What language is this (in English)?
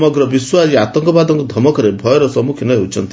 Odia